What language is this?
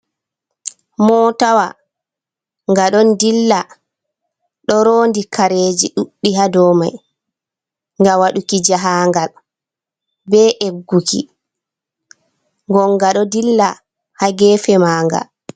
Fula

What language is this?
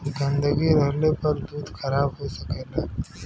Bhojpuri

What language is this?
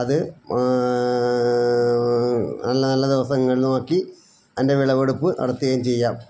Malayalam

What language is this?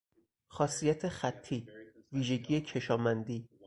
Persian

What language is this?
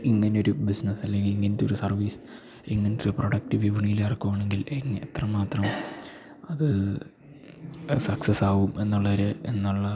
Malayalam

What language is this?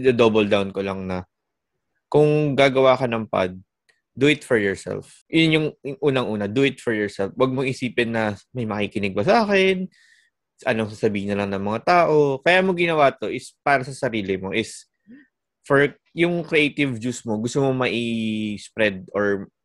Filipino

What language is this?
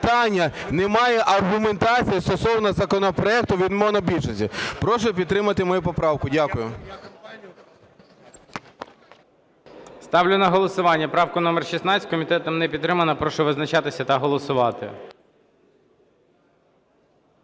Ukrainian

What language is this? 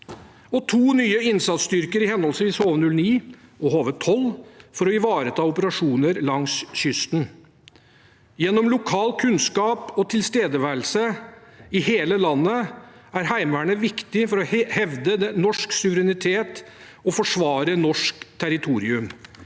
Norwegian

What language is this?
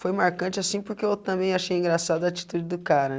Portuguese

